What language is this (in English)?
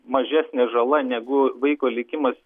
Lithuanian